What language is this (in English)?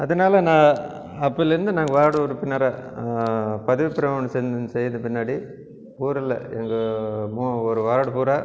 Tamil